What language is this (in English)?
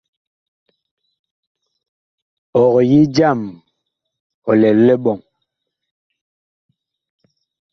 Bakoko